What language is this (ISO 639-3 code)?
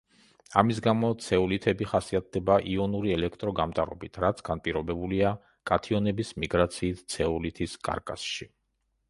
kat